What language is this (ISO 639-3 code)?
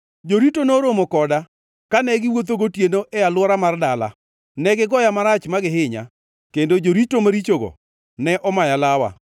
luo